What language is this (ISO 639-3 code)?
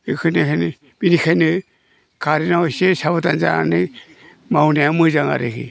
brx